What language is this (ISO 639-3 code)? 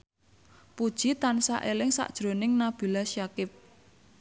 jav